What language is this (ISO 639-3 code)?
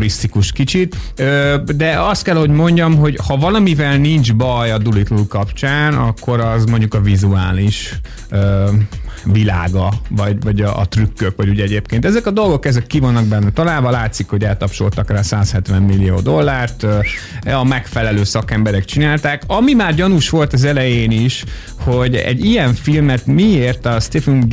hun